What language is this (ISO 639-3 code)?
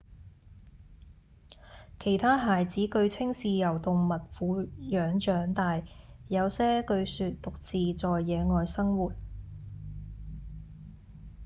yue